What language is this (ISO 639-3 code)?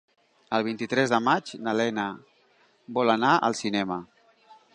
cat